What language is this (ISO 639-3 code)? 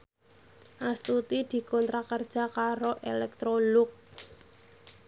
jav